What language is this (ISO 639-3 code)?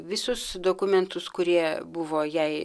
lit